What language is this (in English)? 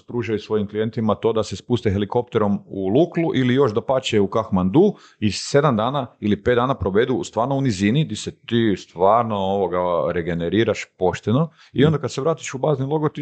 Croatian